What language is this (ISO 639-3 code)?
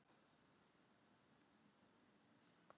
isl